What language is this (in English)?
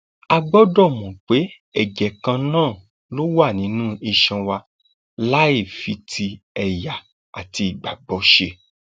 Yoruba